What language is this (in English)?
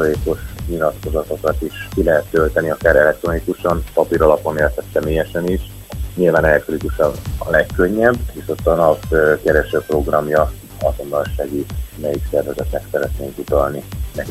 Hungarian